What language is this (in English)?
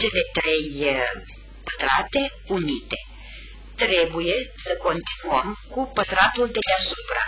Romanian